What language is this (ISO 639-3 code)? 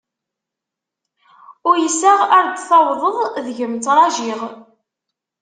kab